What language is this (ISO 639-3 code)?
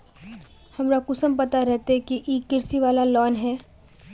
mag